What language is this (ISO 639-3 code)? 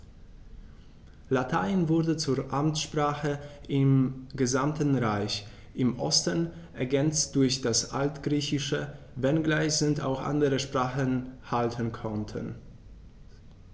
deu